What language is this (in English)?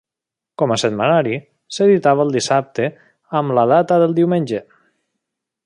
Catalan